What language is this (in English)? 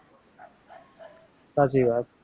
Gujarati